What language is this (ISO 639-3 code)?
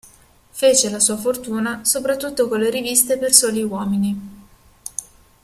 ita